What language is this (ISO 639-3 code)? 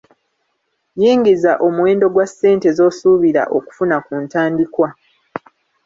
lug